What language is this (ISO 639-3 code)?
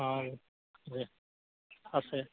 asm